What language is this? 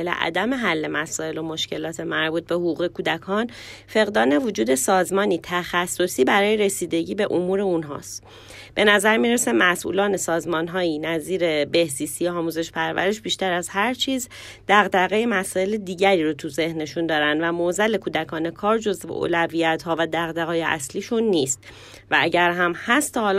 Persian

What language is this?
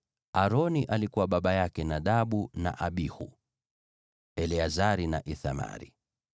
Swahili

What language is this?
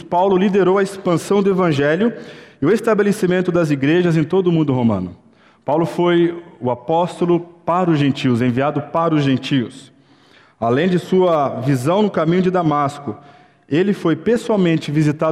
Portuguese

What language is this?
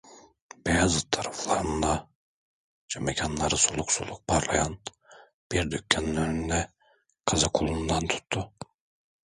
Turkish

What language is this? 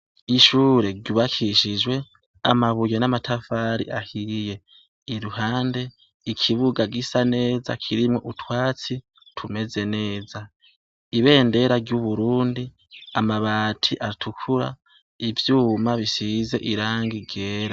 Rundi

